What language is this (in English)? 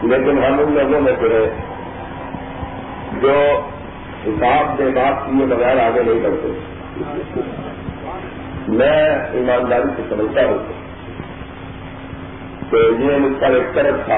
Urdu